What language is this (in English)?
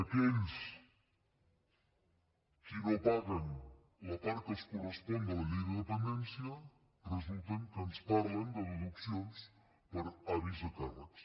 Catalan